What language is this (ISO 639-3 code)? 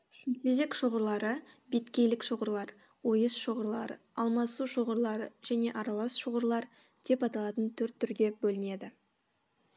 kaz